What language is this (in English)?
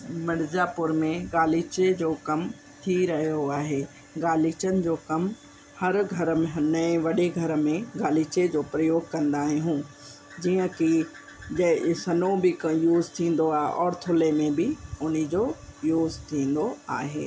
Sindhi